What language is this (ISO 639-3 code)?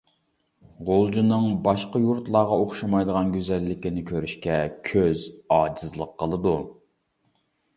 uig